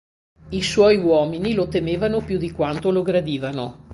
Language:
Italian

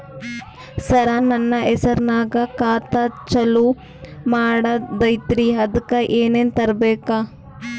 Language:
Kannada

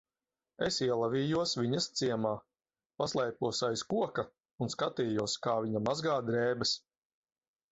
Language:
Latvian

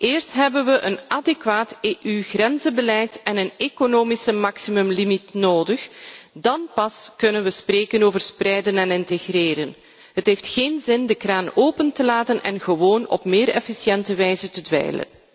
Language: Dutch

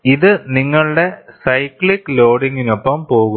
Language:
Malayalam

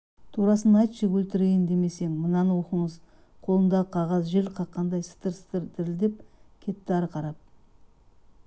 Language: Kazakh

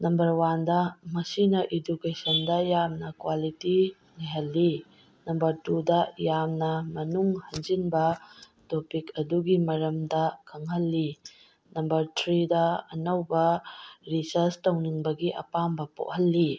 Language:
Manipuri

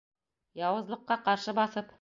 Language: Bashkir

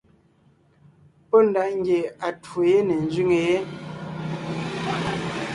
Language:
Ngiemboon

